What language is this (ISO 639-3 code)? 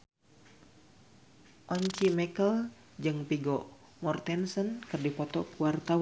sun